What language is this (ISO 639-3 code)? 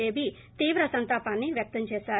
tel